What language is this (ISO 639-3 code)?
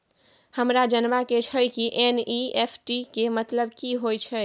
mai